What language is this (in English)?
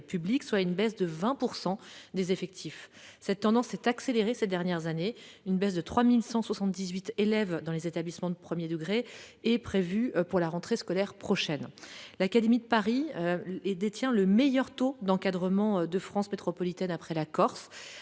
French